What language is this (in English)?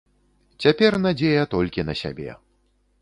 Belarusian